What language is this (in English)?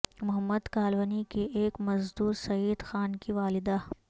Urdu